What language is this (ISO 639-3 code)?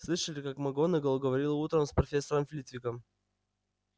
rus